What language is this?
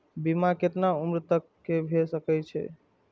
Maithili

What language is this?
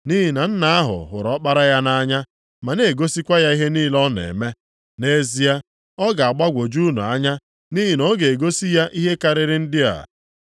Igbo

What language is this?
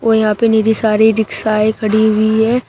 Hindi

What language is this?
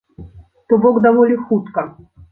Belarusian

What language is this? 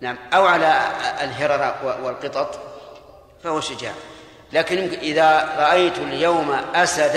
Arabic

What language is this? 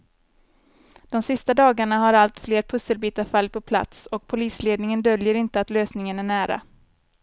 Swedish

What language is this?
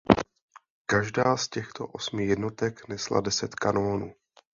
Czech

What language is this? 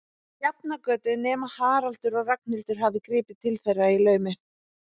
Icelandic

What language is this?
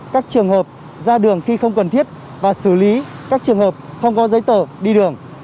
Vietnamese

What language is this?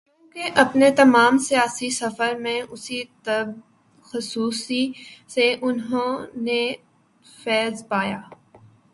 Urdu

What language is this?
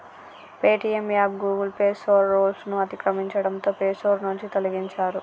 Telugu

